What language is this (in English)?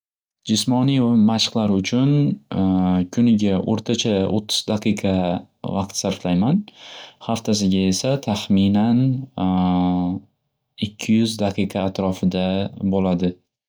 Uzbek